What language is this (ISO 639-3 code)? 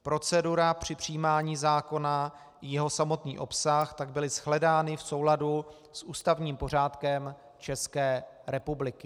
ces